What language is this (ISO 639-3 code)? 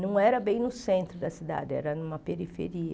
por